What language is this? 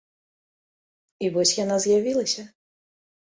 Belarusian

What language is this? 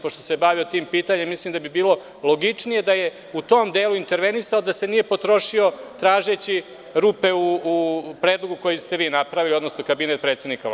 Serbian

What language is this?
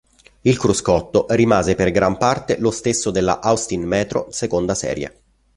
Italian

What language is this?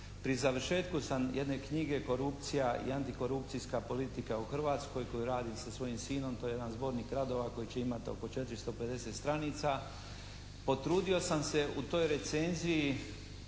Croatian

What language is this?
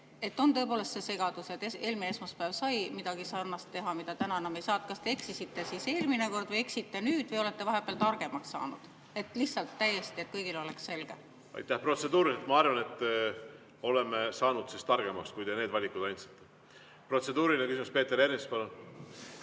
Estonian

